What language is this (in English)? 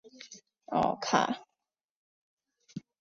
Chinese